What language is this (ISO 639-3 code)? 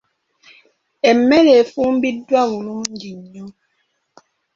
lug